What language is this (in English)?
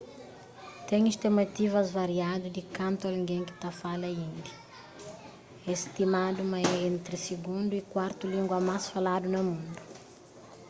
Kabuverdianu